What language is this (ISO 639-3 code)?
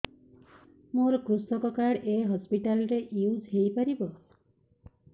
ori